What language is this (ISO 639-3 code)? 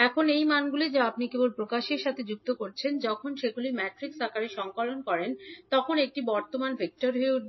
ben